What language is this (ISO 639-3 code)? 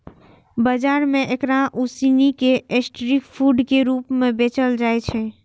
mai